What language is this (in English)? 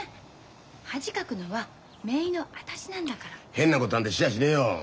Japanese